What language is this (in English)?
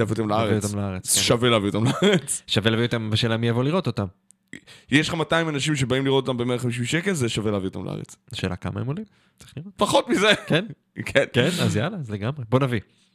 Hebrew